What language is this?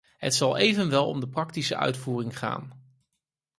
Dutch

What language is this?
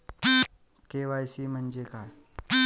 Marathi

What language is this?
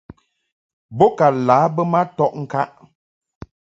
Mungaka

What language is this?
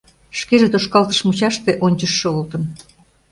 Mari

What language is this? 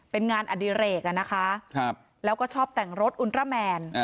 Thai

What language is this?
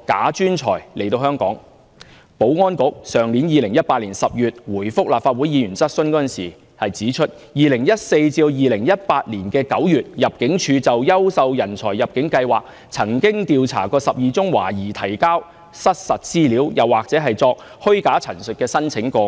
Cantonese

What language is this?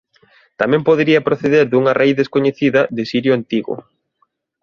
Galician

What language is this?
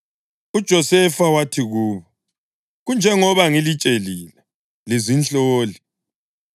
North Ndebele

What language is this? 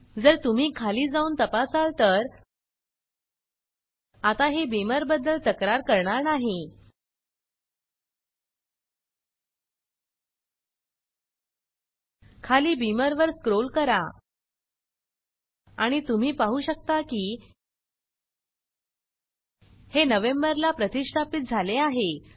Marathi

